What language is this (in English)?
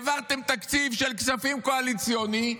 Hebrew